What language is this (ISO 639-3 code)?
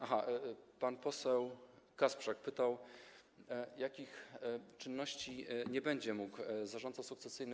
pol